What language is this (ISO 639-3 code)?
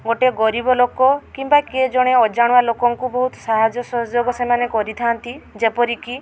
ori